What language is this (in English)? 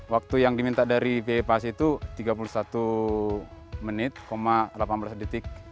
Indonesian